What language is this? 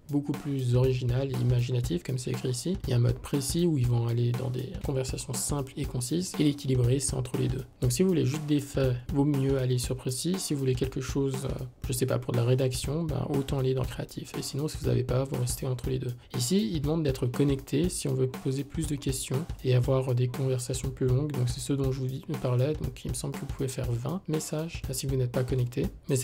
French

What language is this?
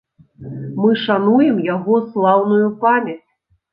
Belarusian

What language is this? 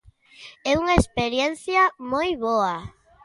Galician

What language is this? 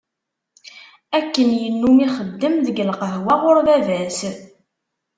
Kabyle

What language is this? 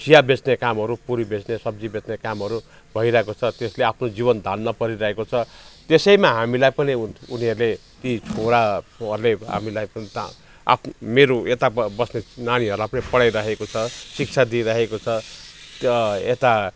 Nepali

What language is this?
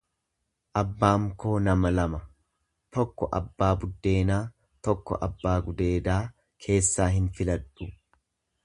Oromo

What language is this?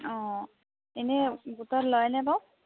Assamese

